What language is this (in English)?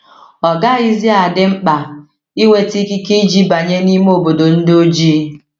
Igbo